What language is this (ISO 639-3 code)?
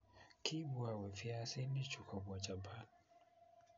kln